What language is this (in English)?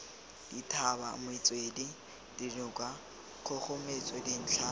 Tswana